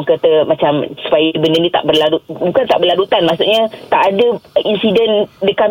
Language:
Malay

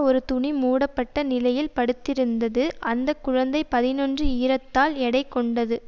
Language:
Tamil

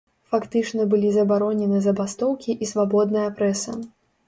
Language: Belarusian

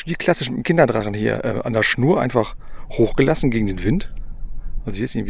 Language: German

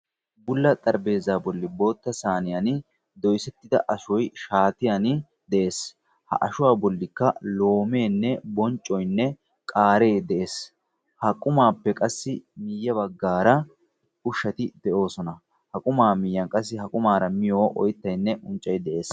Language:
Wolaytta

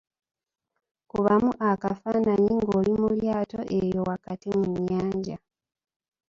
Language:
Ganda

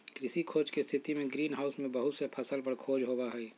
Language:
Magahi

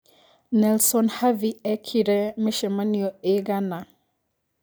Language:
Kikuyu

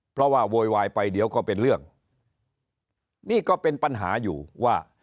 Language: Thai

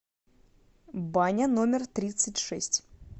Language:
Russian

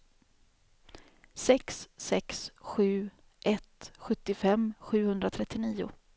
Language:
Swedish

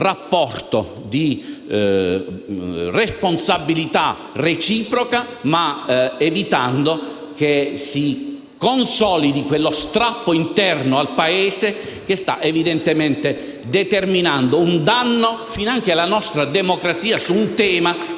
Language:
Italian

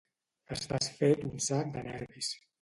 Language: Catalan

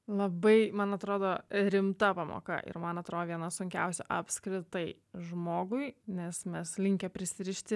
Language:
Lithuanian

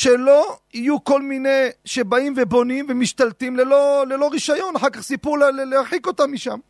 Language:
Hebrew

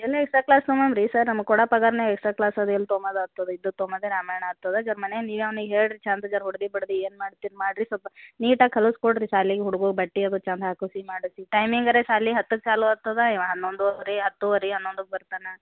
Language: Kannada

